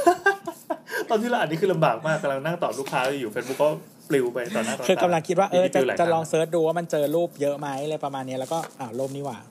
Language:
Thai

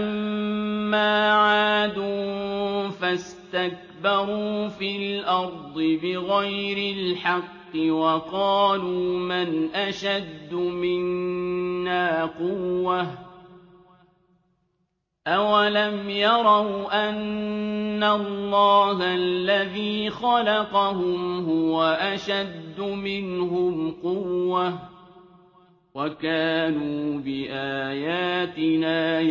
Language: Arabic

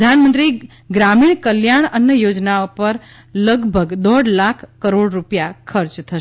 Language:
Gujarati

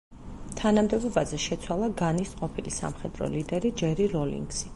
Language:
Georgian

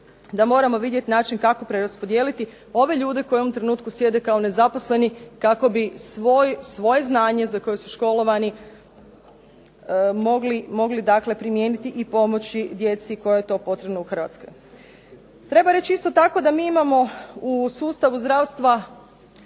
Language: Croatian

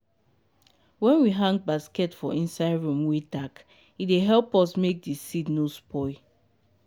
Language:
Nigerian Pidgin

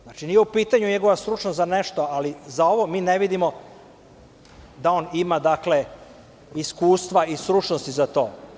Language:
Serbian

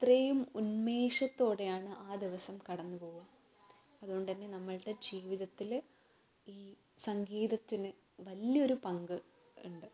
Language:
Malayalam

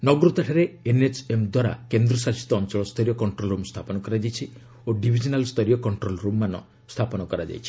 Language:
Odia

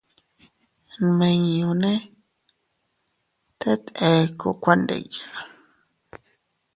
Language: Teutila Cuicatec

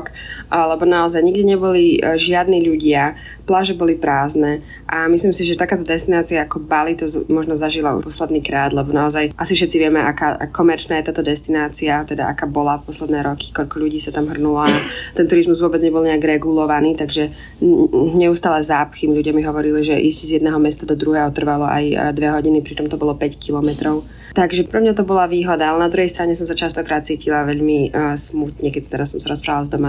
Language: Slovak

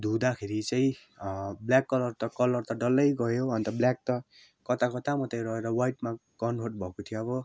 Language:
Nepali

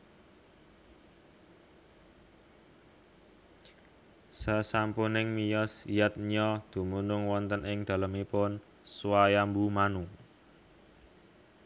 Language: Javanese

